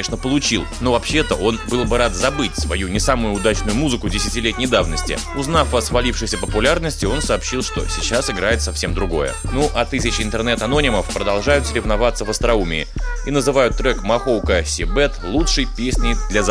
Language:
Russian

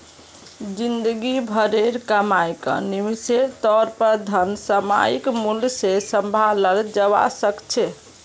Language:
Magahi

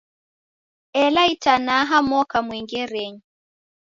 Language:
Taita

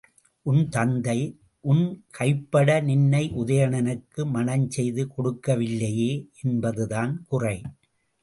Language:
Tamil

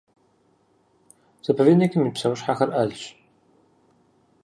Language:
Kabardian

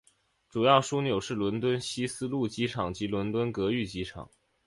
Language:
Chinese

